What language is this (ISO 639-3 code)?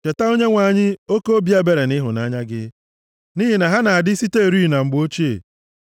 ibo